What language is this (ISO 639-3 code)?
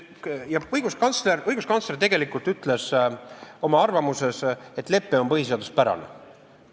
est